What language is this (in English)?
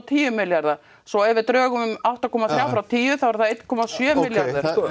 Icelandic